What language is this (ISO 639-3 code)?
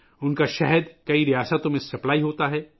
urd